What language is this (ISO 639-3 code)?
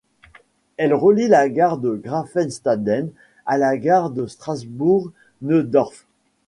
fra